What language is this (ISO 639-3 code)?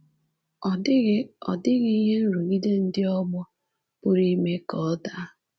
ibo